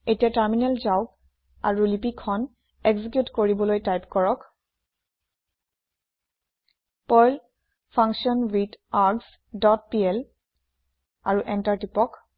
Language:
Assamese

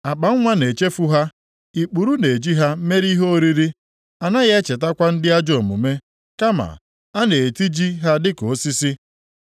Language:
Igbo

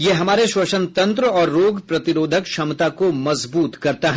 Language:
Hindi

